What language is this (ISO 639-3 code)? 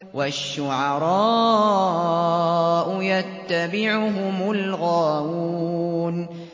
ara